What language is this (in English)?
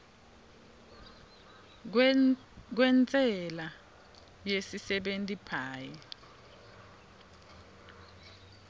Swati